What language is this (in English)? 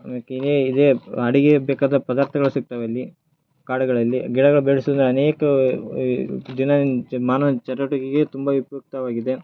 Kannada